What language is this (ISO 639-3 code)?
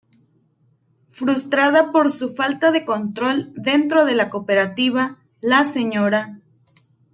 spa